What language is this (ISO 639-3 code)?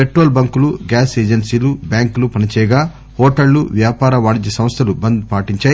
tel